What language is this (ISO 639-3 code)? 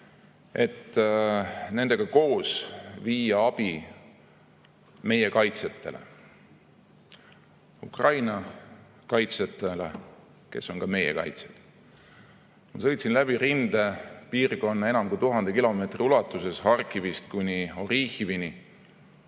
est